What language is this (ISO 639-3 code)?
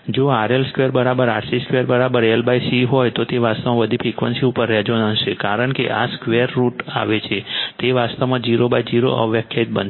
guj